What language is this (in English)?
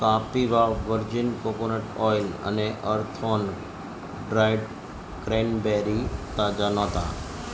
Gujarati